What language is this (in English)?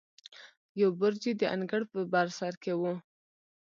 Pashto